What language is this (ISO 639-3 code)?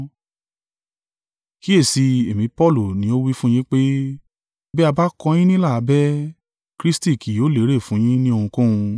yor